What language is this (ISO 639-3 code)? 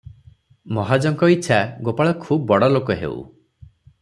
ori